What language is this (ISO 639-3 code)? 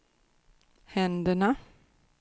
swe